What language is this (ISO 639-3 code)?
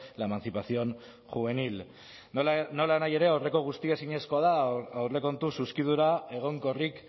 eus